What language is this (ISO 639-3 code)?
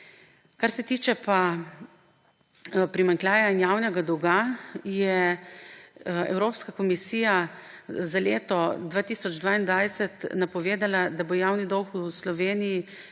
slv